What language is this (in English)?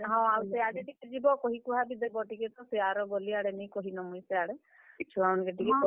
Odia